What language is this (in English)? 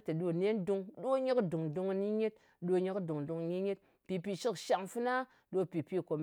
Ngas